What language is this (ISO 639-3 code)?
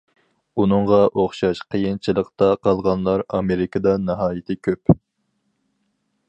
uig